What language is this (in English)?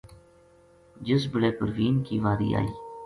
Gujari